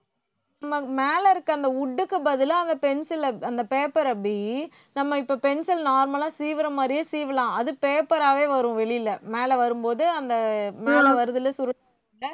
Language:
Tamil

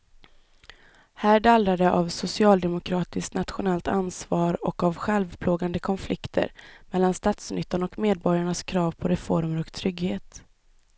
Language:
Swedish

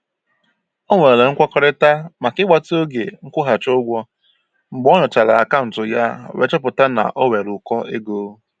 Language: Igbo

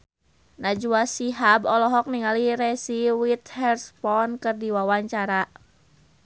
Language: Sundanese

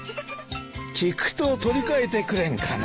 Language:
Japanese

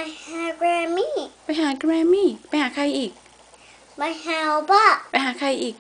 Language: Thai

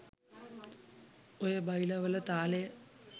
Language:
Sinhala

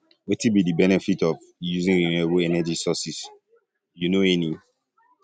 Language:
Nigerian Pidgin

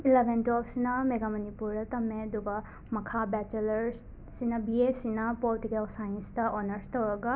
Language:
Manipuri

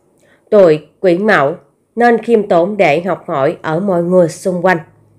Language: Vietnamese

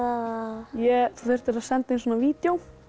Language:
Icelandic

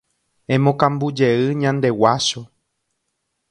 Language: Guarani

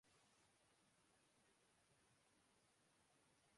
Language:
Urdu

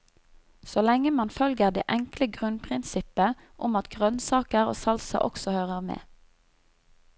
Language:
Norwegian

